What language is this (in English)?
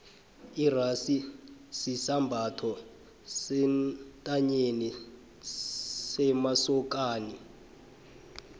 South Ndebele